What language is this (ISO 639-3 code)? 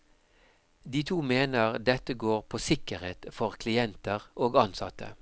nor